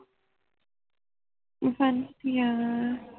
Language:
Punjabi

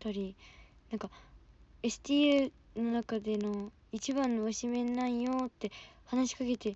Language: Japanese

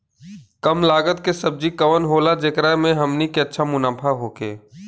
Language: Bhojpuri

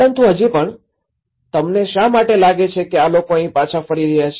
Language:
Gujarati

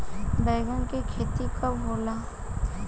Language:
Bhojpuri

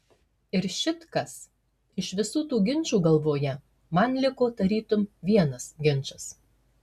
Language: Lithuanian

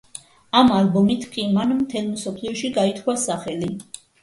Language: Georgian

